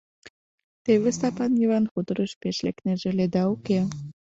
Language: Mari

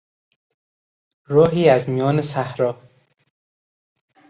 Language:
Persian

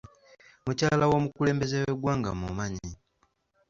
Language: Ganda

